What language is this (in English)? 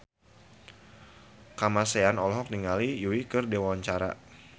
Sundanese